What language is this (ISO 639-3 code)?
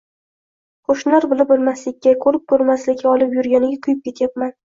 uzb